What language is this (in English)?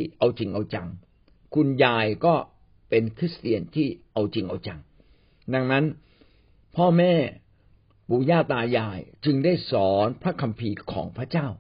Thai